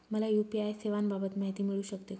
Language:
Marathi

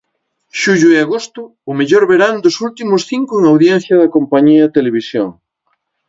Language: Galician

